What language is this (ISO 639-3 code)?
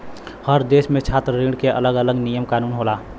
bho